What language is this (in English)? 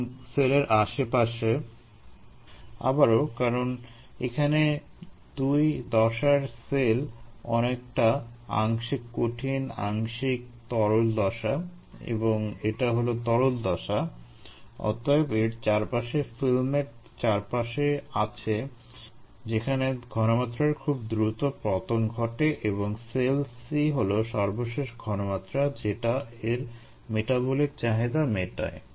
Bangla